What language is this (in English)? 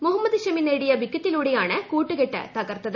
Malayalam